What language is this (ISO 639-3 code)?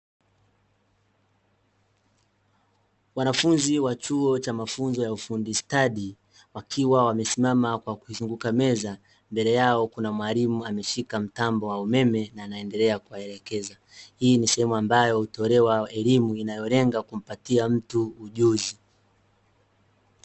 swa